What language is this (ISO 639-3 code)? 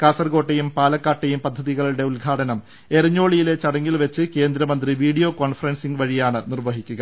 mal